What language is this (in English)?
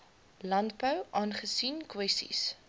Afrikaans